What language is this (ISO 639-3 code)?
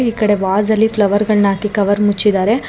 kan